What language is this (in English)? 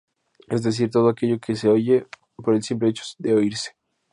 Spanish